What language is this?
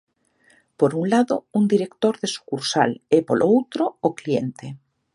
Galician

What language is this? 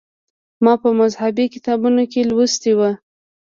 Pashto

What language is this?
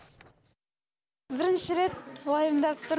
Kazakh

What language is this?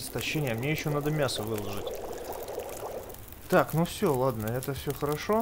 Russian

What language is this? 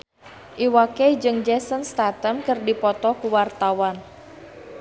Sundanese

